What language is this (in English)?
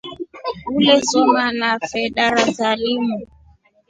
Rombo